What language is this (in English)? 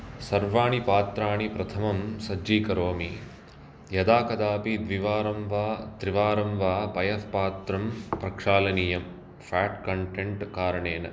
Sanskrit